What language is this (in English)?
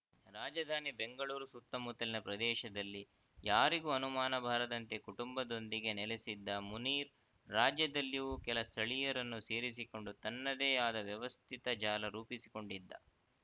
Kannada